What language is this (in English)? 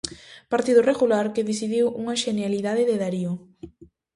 Galician